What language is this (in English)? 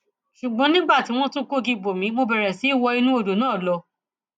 Yoruba